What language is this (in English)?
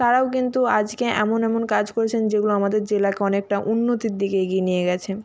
Bangla